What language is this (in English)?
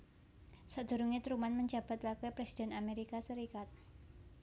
Javanese